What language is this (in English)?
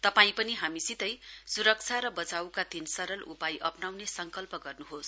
Nepali